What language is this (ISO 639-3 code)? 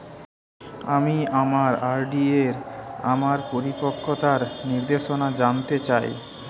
ben